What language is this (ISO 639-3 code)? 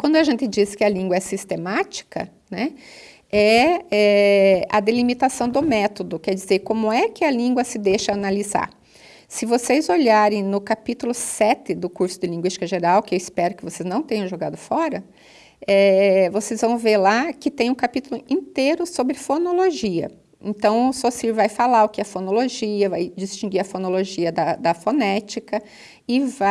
por